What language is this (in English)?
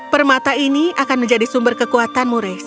Indonesian